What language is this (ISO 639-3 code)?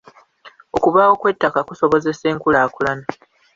lug